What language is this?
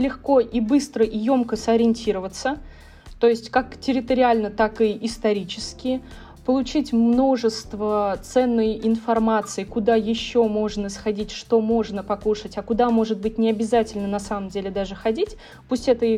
Russian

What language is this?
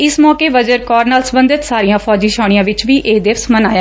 Punjabi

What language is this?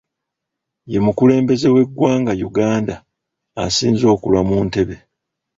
Ganda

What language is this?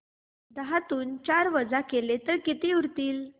Marathi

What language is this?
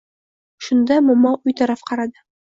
Uzbek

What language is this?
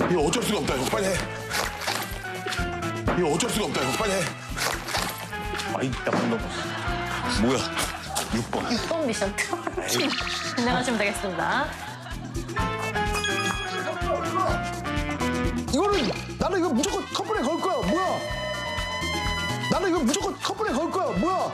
Korean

